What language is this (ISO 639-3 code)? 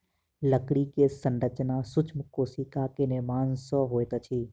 mai